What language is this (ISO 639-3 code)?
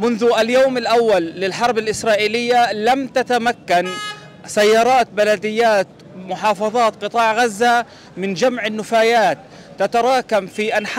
ara